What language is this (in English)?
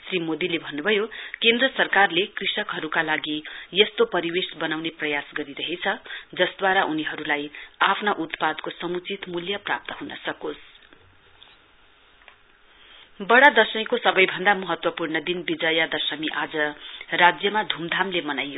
Nepali